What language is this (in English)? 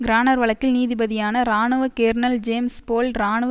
Tamil